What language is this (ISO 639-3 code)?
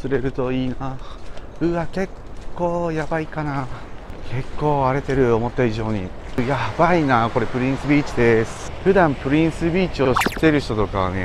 jpn